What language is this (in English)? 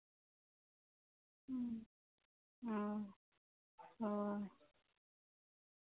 Santali